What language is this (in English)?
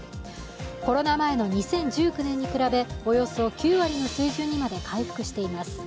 Japanese